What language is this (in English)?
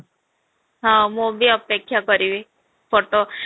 Odia